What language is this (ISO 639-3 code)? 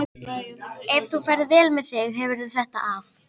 isl